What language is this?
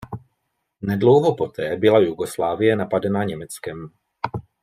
Czech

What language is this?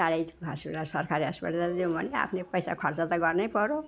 Nepali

